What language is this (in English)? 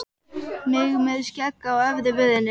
Icelandic